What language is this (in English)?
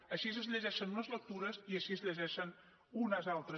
Catalan